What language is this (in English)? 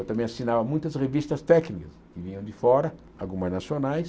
Portuguese